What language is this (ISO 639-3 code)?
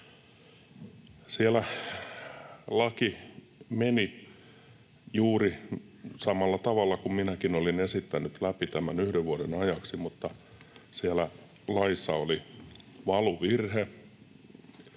fin